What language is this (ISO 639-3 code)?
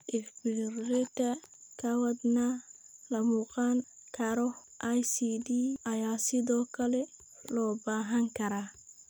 som